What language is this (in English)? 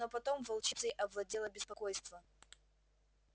Russian